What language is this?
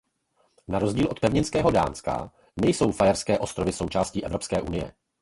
Czech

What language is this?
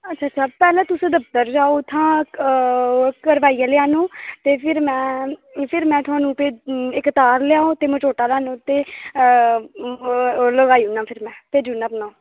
Dogri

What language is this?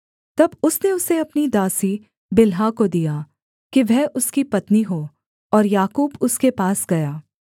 Hindi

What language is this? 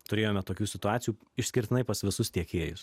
Lithuanian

